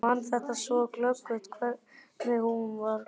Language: Icelandic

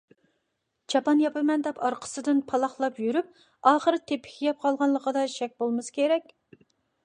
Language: Uyghur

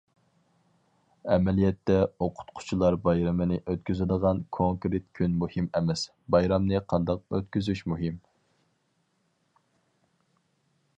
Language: Uyghur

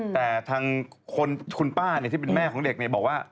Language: Thai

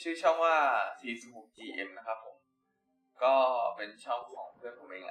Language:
Thai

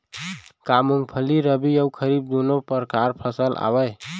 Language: Chhattisgarhi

